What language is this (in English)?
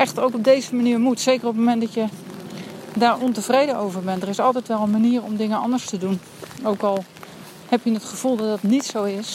Dutch